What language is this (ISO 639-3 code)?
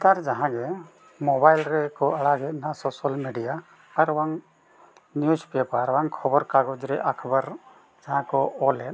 sat